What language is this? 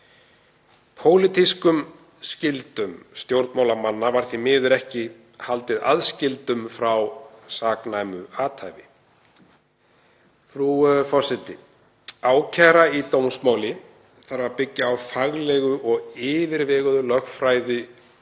Icelandic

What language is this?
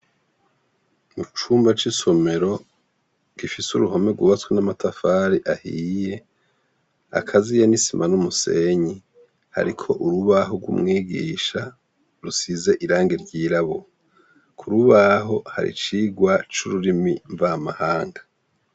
Rundi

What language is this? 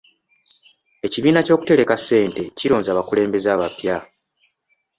Ganda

